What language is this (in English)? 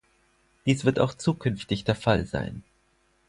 German